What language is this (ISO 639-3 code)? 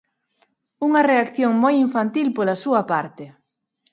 glg